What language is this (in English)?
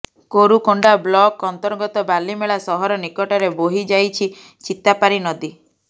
Odia